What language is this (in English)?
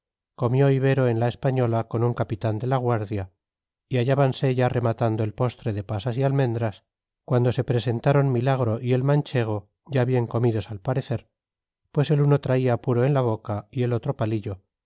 Spanish